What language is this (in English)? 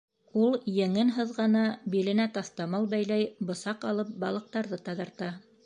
Bashkir